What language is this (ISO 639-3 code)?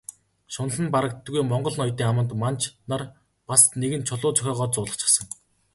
mon